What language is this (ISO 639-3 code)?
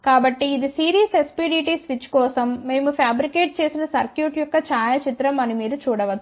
tel